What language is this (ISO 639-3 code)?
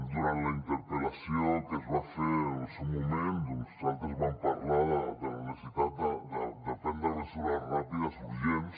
cat